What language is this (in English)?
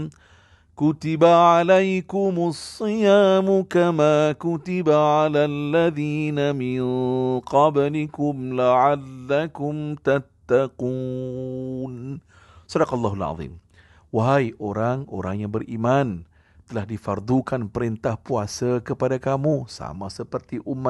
Malay